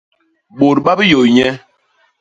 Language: Basaa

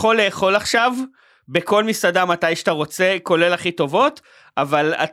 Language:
Hebrew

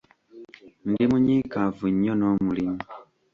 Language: Ganda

